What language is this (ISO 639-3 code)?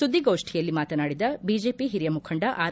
kan